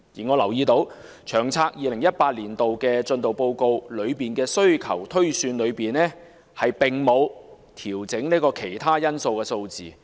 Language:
Cantonese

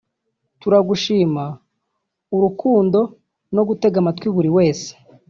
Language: Kinyarwanda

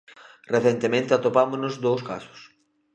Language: Galician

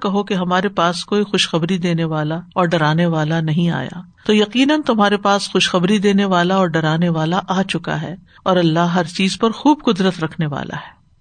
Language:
Urdu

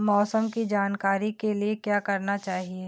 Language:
Hindi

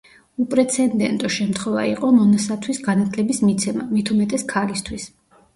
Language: Georgian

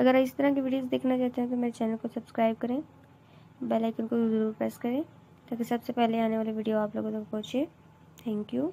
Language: Hindi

